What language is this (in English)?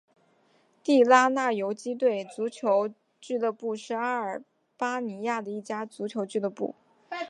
Chinese